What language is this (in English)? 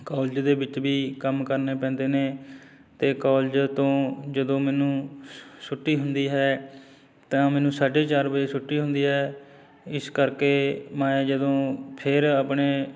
Punjabi